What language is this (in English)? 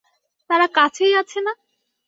Bangla